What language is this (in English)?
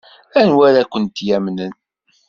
Kabyle